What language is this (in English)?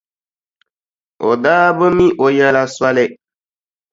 Dagbani